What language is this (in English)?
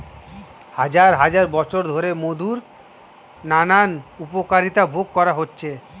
Bangla